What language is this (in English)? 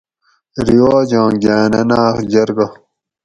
Gawri